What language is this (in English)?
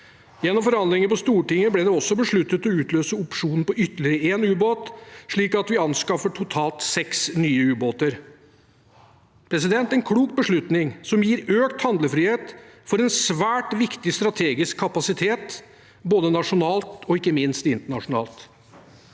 Norwegian